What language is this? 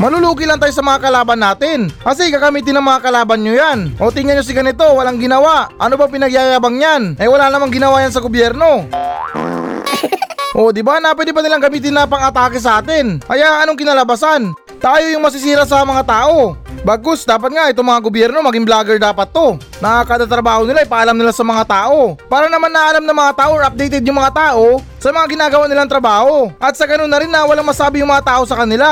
Filipino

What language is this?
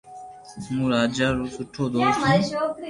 Loarki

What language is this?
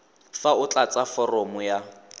Tswana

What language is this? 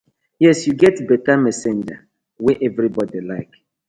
Nigerian Pidgin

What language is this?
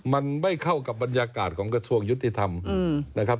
Thai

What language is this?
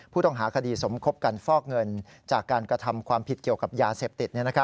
Thai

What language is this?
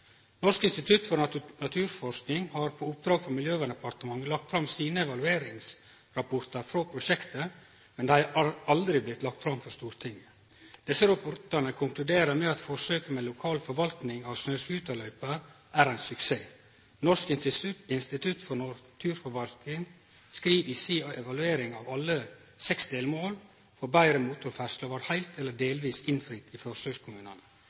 Norwegian Nynorsk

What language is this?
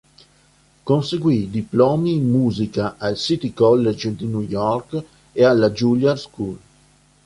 Italian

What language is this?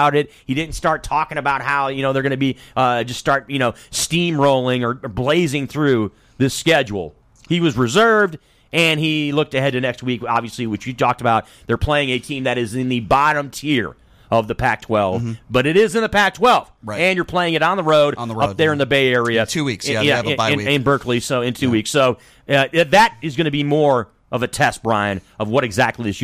English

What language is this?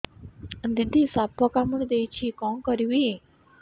Odia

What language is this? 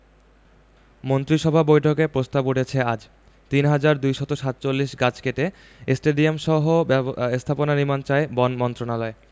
Bangla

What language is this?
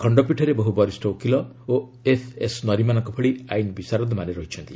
Odia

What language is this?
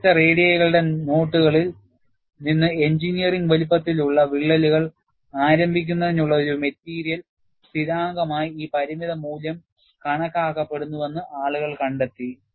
Malayalam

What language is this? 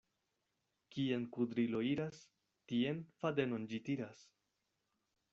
Esperanto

